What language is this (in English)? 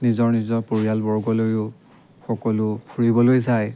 Assamese